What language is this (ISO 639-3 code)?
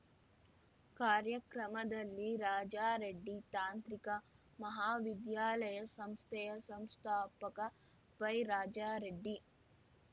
kan